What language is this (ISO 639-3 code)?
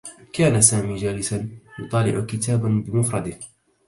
ara